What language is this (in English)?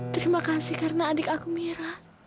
Indonesian